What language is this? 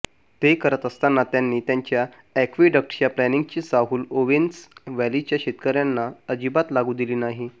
Marathi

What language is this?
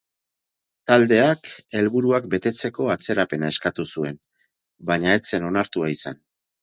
Basque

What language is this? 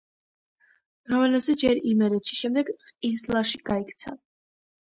Georgian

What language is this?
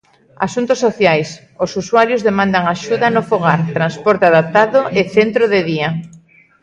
Galician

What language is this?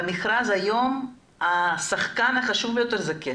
Hebrew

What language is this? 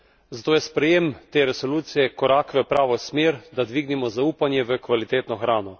Slovenian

